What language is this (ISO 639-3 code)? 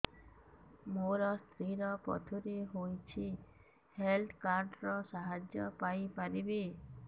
ori